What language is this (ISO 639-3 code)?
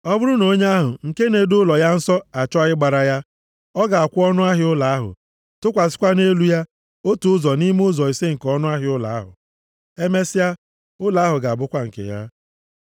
ibo